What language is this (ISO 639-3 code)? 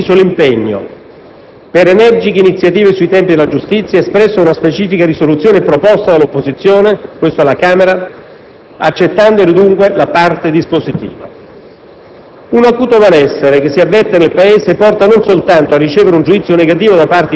ita